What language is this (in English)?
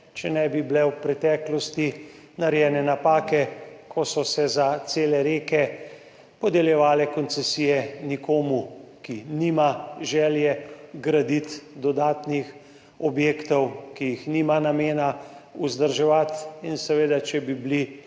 Slovenian